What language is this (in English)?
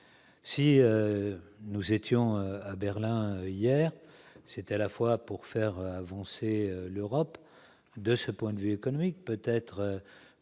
French